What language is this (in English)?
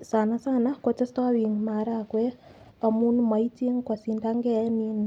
Kalenjin